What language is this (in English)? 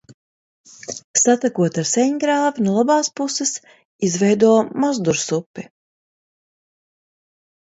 Latvian